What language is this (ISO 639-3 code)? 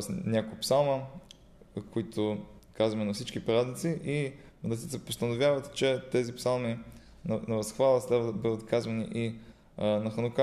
bul